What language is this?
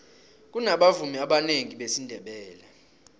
South Ndebele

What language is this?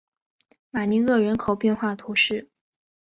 Chinese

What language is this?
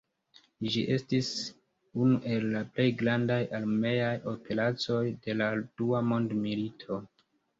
Esperanto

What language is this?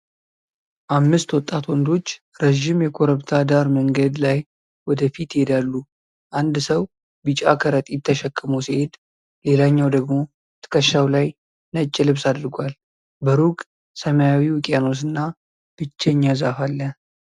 Amharic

